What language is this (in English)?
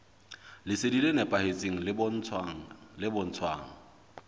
Southern Sotho